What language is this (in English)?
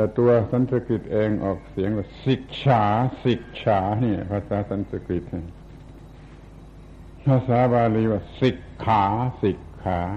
Thai